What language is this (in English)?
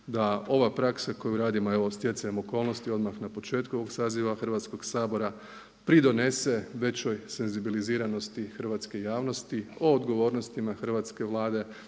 Croatian